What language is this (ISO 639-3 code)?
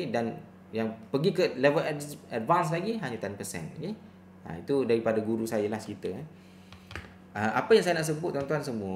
msa